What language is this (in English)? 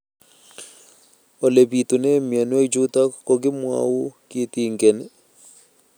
Kalenjin